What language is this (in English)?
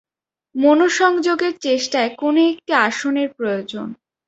Bangla